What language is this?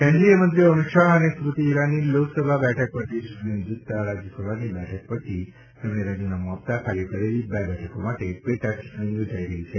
Gujarati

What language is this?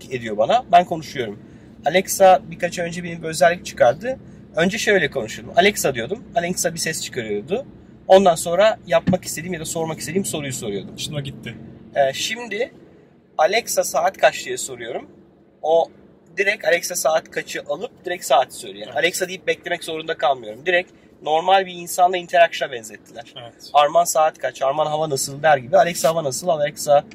Turkish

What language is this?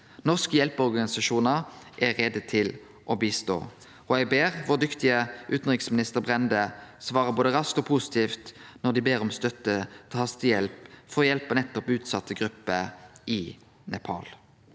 Norwegian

